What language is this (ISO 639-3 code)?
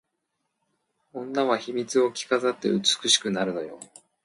jpn